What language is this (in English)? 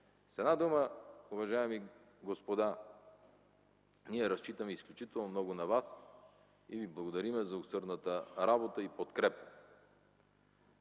Bulgarian